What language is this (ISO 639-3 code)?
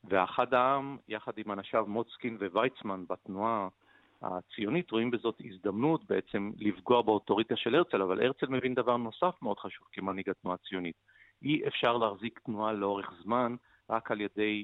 heb